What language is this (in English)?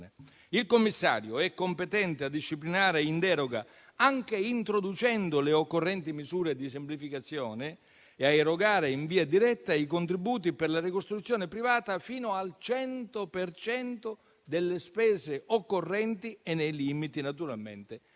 Italian